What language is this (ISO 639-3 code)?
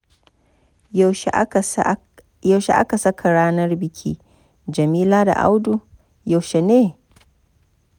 hau